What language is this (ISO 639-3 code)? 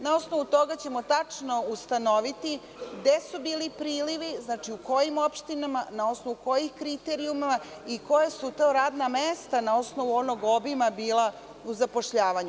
srp